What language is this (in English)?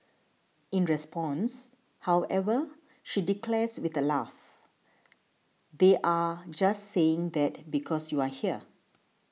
English